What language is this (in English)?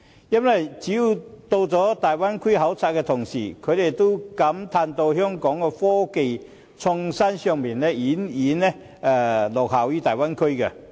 Cantonese